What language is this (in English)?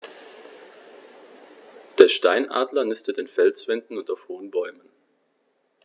German